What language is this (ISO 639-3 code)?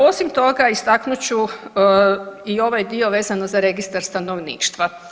hrv